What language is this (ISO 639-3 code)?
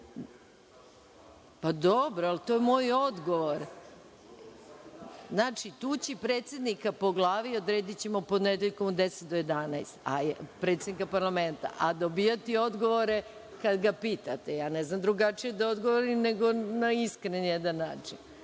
srp